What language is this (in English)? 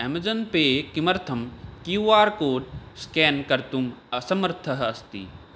Sanskrit